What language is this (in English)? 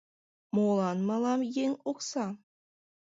Mari